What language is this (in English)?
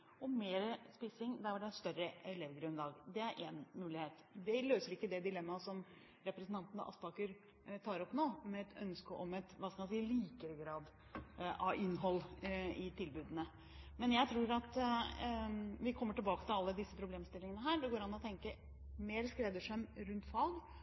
Norwegian Bokmål